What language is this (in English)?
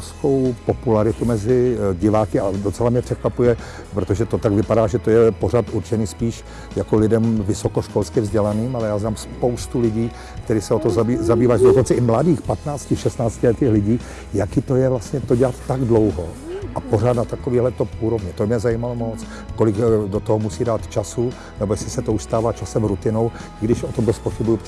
Czech